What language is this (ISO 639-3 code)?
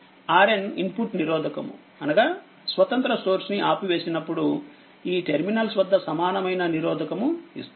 tel